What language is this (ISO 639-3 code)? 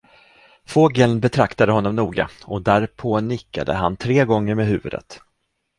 swe